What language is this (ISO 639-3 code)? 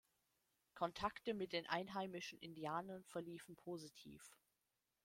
deu